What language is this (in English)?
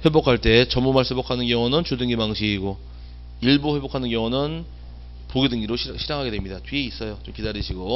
Korean